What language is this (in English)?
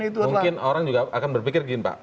Indonesian